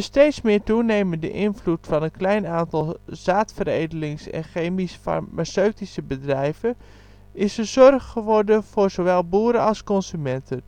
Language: Dutch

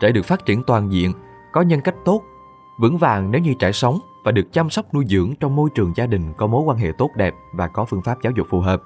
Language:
Vietnamese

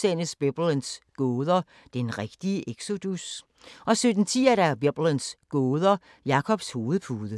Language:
Danish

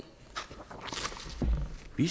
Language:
Danish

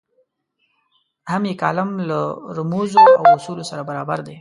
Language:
Pashto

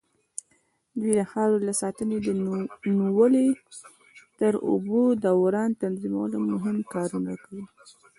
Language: Pashto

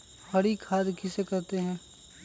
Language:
Magahi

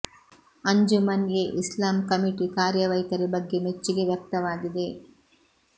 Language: Kannada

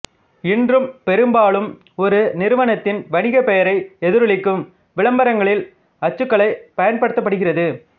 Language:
Tamil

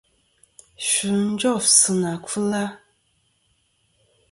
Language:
Kom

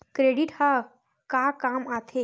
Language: Chhattisgarhi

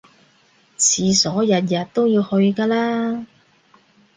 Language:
Cantonese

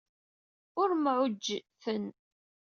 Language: Kabyle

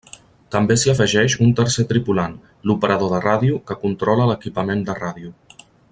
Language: Catalan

